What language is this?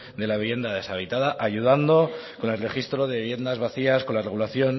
Spanish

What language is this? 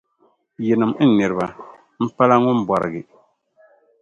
Dagbani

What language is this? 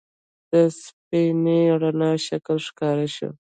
Pashto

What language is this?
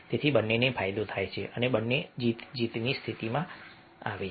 Gujarati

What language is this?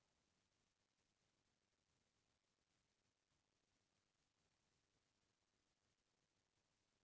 Chhattisgarhi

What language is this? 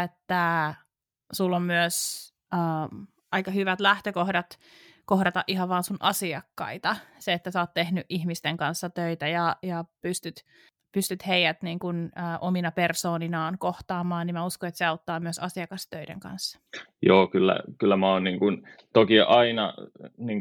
Finnish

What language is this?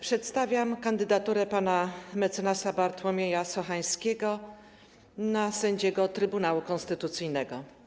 Polish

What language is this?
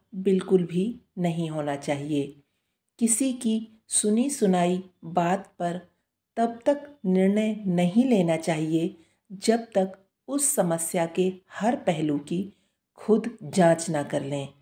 Hindi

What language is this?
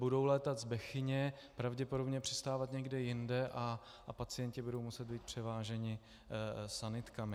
Czech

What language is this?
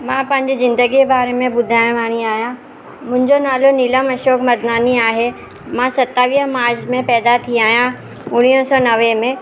Sindhi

